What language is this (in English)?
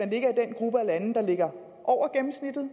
Danish